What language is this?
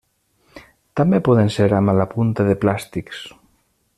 Catalan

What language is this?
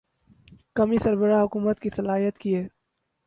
Urdu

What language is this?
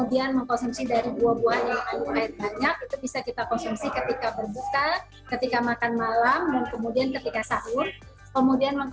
Indonesian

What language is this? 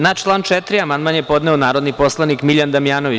Serbian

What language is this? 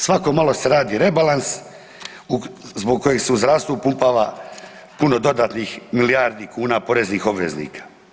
Croatian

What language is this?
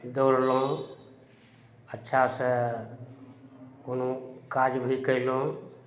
Maithili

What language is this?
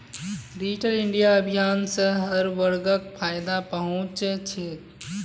Magahi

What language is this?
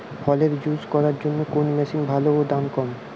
Bangla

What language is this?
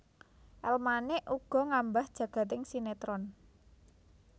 Javanese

